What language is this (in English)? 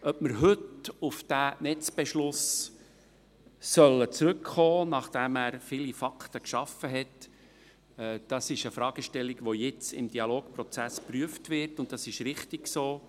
Swiss German